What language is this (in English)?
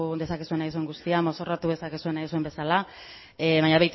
Basque